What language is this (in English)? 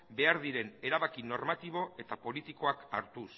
Basque